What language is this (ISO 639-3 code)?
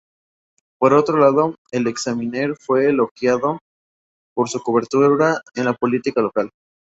spa